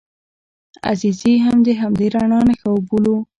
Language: Pashto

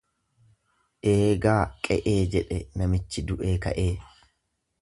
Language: Oromo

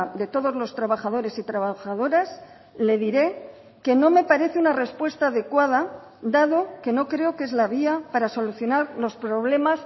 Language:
Spanish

